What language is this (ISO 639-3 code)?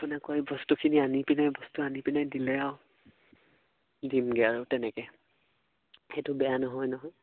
asm